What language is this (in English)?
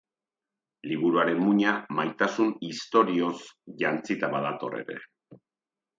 Basque